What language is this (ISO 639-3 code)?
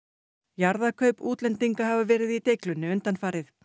isl